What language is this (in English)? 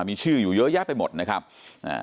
Thai